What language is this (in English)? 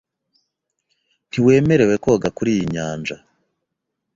Kinyarwanda